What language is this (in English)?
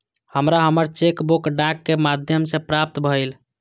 Maithili